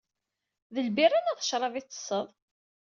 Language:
Kabyle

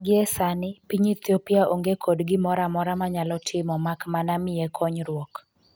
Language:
Luo (Kenya and Tanzania)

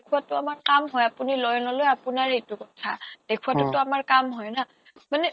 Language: Assamese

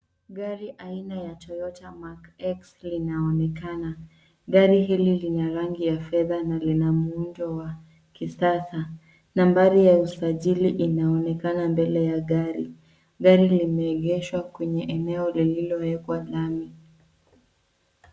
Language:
Swahili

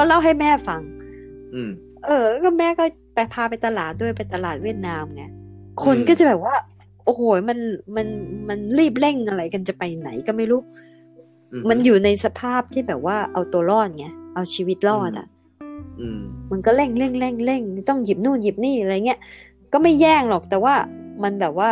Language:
Thai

